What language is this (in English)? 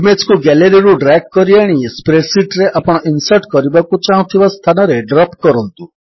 Odia